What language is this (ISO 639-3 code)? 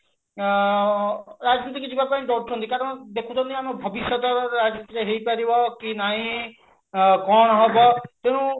ori